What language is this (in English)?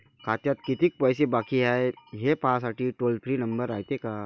Marathi